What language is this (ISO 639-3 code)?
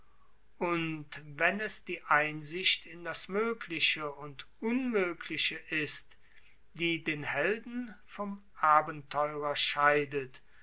deu